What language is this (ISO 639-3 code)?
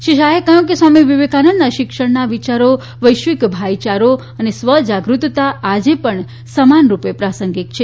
guj